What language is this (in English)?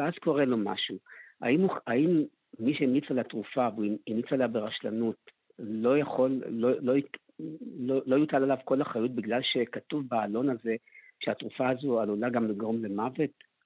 Hebrew